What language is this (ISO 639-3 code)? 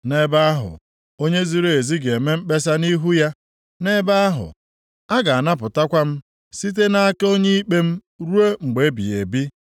ibo